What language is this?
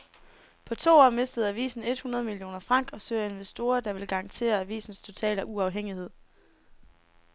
Danish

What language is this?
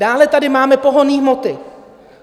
Czech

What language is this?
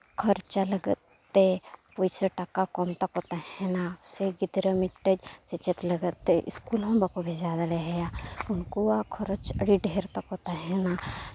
Santali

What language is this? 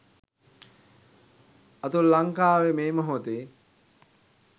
Sinhala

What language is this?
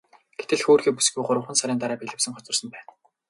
Mongolian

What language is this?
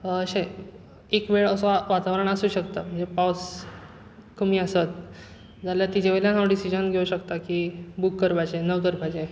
Konkani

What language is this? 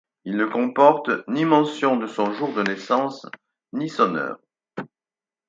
French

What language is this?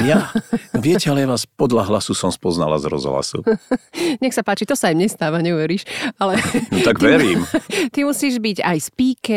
Slovak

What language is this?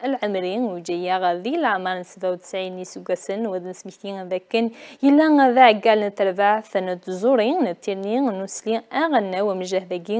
Arabic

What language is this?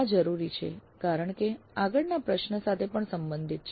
Gujarati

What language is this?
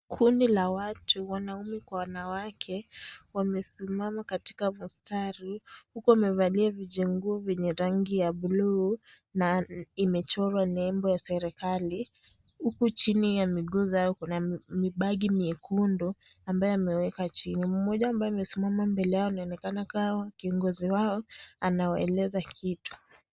Swahili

